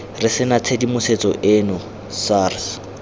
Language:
Tswana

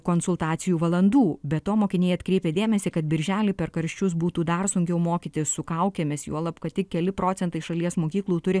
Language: Lithuanian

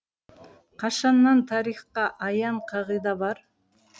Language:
Kazakh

